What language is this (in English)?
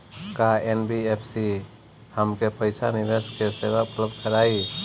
Bhojpuri